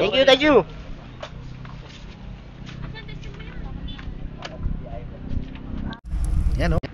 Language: Filipino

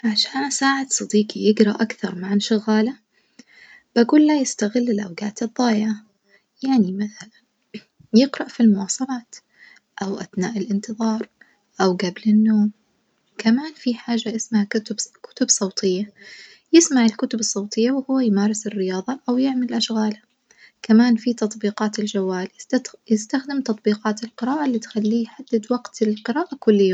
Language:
Najdi Arabic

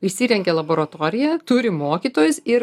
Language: Lithuanian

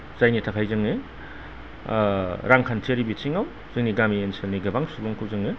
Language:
Bodo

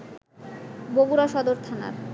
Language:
Bangla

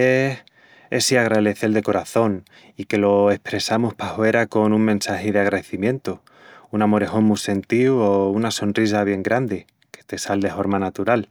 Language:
Extremaduran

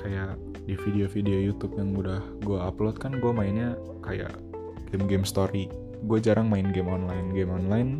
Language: Indonesian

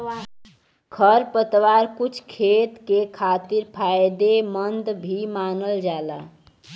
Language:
Bhojpuri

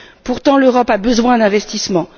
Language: French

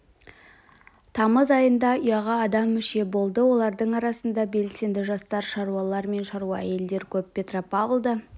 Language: Kazakh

